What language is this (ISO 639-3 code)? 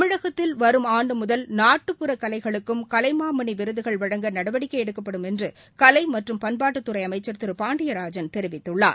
tam